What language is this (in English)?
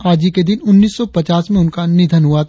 Hindi